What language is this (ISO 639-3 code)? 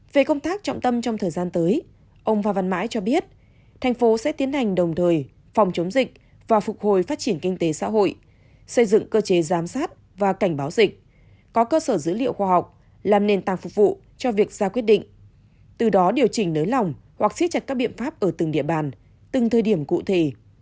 vie